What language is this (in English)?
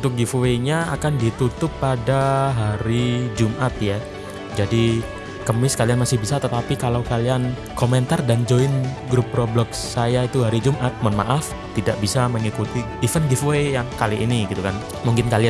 Indonesian